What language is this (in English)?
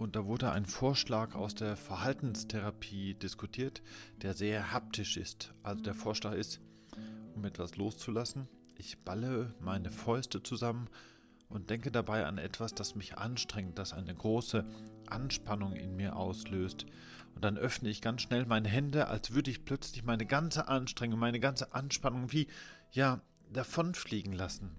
German